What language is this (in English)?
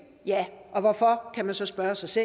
Danish